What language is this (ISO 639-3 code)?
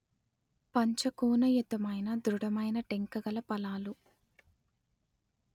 tel